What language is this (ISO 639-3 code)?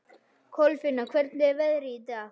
isl